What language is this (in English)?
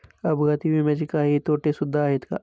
Marathi